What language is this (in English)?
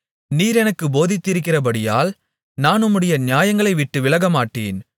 Tamil